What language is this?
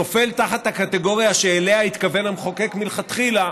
Hebrew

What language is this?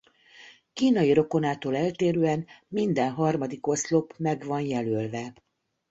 Hungarian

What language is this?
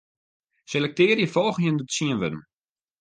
Western Frisian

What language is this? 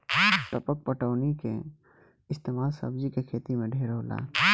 Bhojpuri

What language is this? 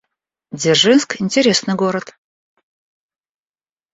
Russian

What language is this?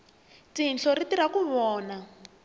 Tsonga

